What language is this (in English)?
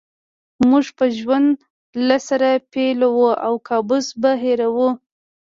Pashto